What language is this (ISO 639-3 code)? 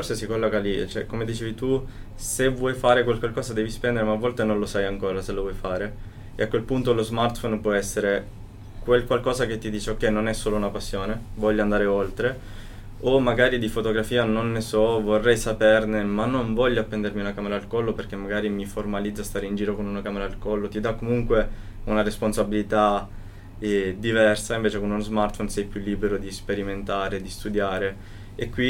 ita